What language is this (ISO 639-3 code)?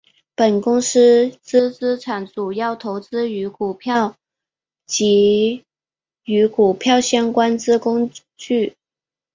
zho